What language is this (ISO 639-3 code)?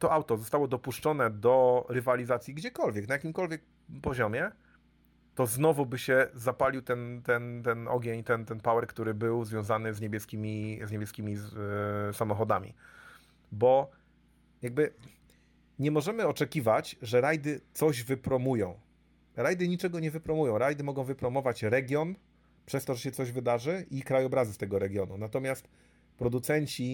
pol